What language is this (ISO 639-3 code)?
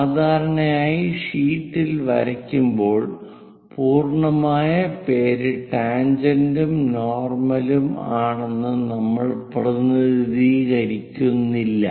mal